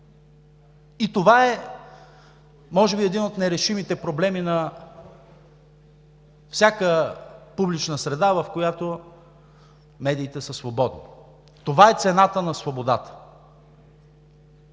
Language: Bulgarian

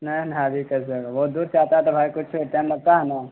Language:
Urdu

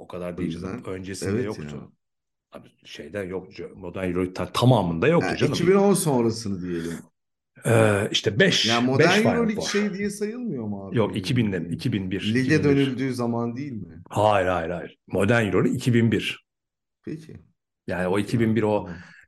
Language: Turkish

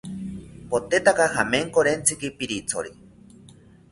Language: South Ucayali Ashéninka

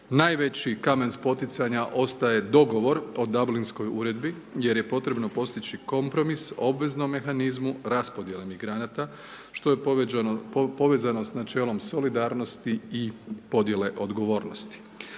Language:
Croatian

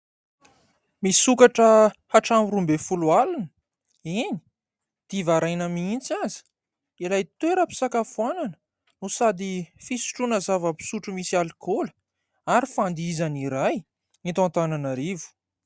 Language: Malagasy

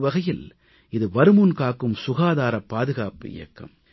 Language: Tamil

